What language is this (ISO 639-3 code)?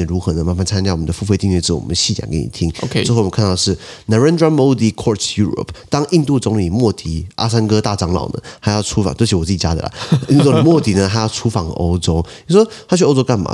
zho